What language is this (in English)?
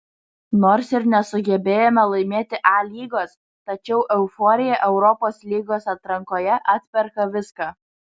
Lithuanian